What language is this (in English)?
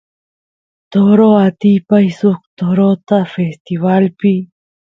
Santiago del Estero Quichua